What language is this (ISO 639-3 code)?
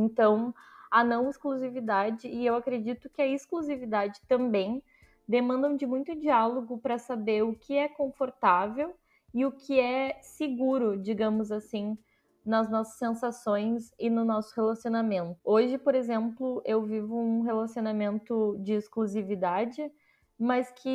por